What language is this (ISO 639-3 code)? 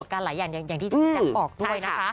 tha